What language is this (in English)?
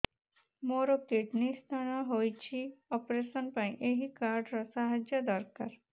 Odia